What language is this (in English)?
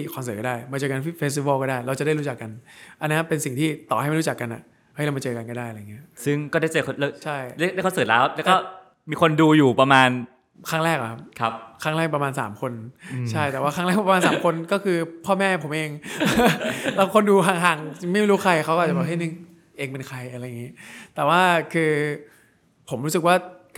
Thai